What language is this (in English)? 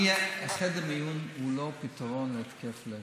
Hebrew